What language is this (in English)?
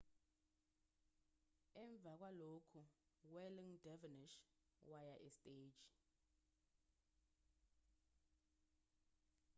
Zulu